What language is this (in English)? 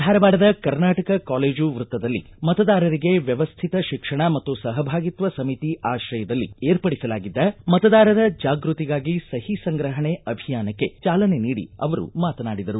Kannada